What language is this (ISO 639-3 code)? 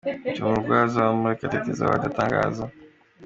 kin